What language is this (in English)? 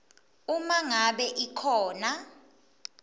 Swati